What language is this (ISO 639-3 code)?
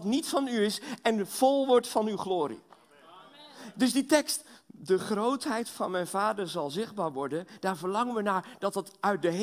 nld